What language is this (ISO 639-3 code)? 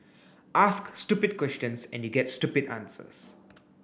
eng